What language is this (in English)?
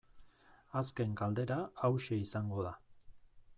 Basque